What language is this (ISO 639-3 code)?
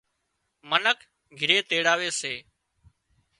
kxp